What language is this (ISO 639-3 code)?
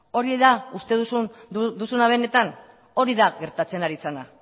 eus